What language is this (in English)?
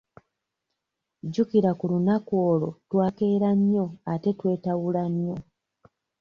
Ganda